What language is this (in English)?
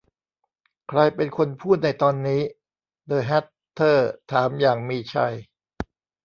Thai